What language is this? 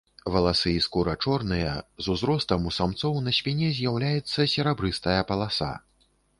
Belarusian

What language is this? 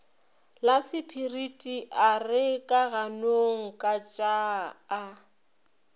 Northern Sotho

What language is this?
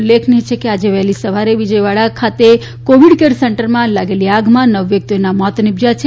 Gujarati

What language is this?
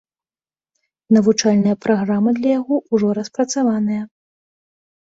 Belarusian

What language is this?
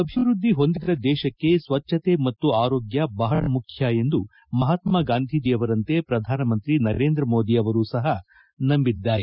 Kannada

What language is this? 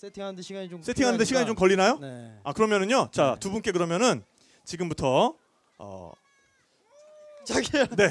Korean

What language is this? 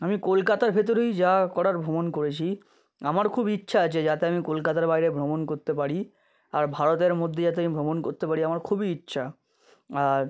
Bangla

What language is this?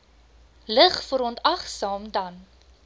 Afrikaans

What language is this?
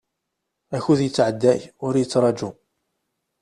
Kabyle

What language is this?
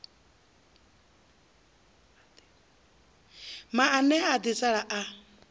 Venda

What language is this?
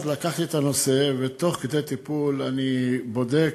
Hebrew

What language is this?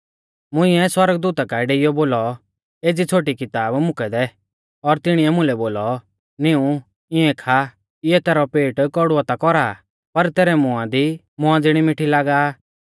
Mahasu Pahari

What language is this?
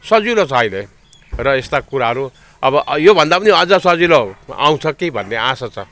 Nepali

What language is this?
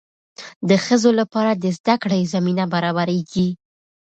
Pashto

